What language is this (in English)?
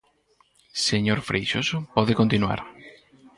Galician